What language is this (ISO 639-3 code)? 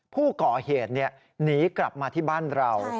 tha